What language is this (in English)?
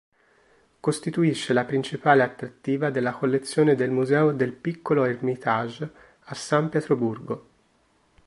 Italian